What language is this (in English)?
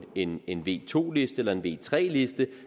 Danish